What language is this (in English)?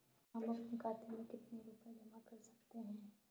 Hindi